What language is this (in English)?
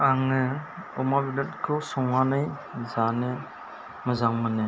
Bodo